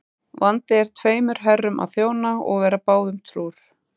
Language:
Icelandic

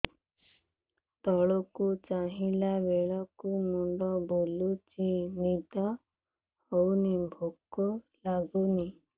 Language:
Odia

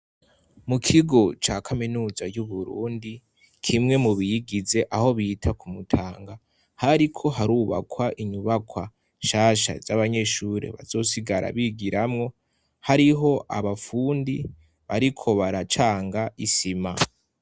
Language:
Rundi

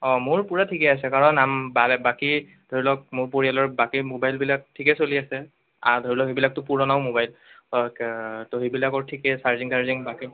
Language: Assamese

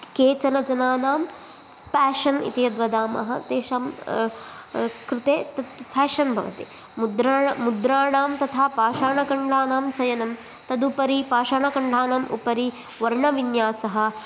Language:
Sanskrit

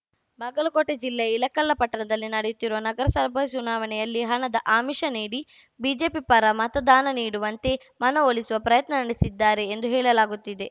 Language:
Kannada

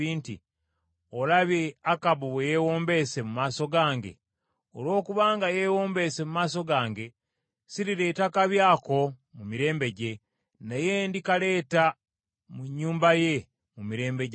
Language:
Ganda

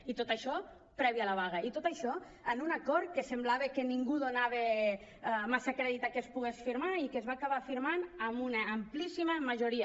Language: Catalan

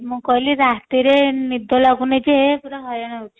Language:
Odia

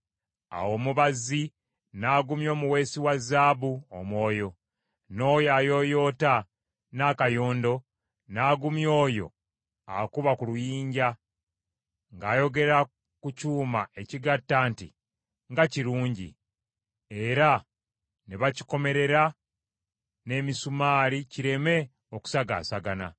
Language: Ganda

